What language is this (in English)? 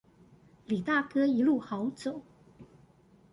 Chinese